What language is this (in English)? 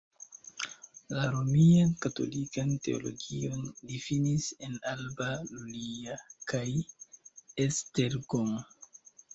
Esperanto